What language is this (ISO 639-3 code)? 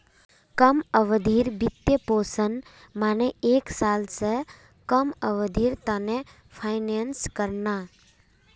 mag